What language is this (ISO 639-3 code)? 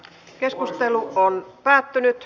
fin